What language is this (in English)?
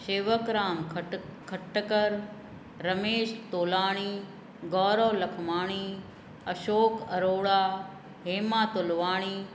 Sindhi